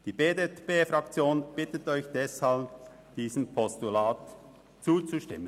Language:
Swiss German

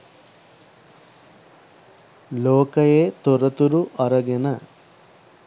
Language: Sinhala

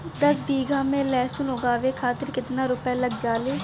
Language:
Bhojpuri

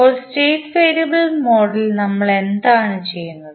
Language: Malayalam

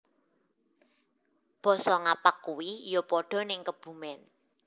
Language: Javanese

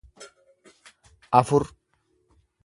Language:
Oromo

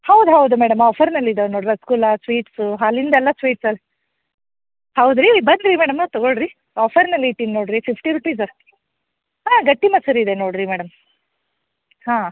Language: Kannada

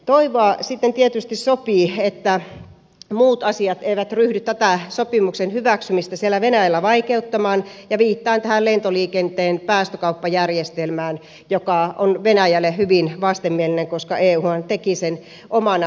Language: Finnish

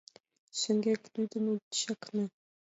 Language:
Mari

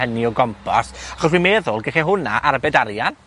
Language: Welsh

